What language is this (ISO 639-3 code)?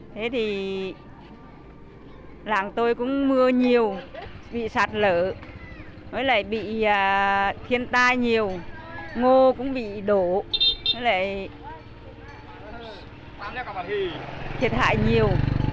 vie